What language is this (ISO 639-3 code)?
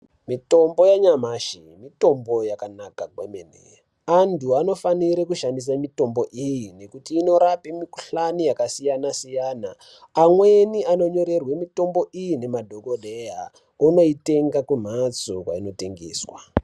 ndc